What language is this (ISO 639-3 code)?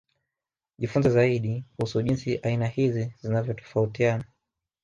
swa